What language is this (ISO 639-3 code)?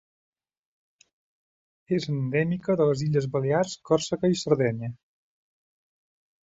cat